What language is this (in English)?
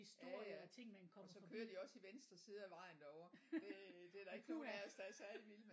Danish